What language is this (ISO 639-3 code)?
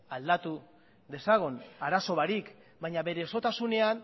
eus